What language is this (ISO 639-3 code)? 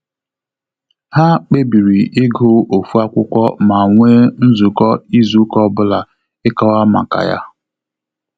ibo